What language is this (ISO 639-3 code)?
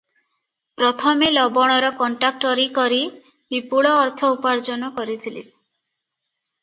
ori